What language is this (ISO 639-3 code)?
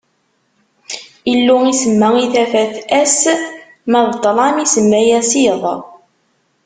kab